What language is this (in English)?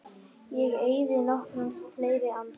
Icelandic